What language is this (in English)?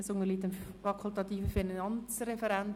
Swiss German